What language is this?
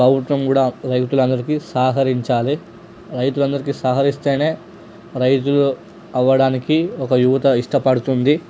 Telugu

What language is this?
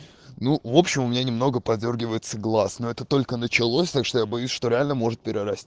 Russian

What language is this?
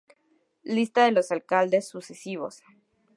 Spanish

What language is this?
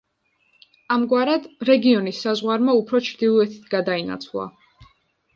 Georgian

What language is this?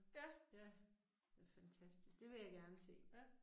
Danish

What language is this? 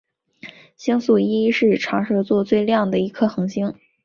Chinese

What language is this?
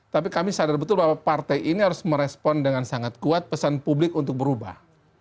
Indonesian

